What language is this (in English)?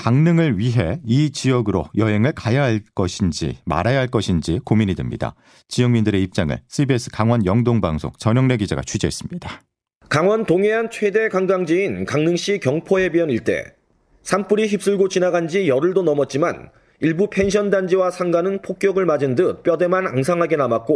Korean